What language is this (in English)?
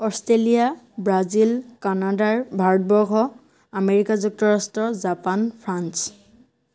Assamese